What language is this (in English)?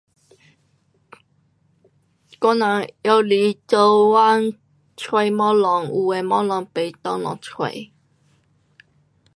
Pu-Xian Chinese